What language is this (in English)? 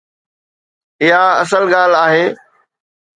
Sindhi